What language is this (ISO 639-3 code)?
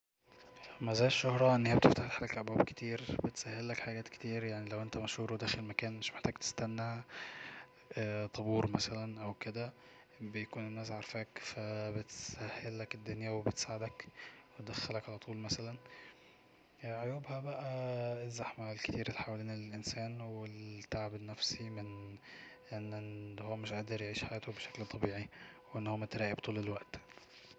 arz